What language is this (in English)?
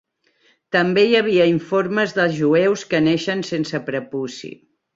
Catalan